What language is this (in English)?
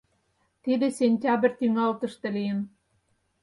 Mari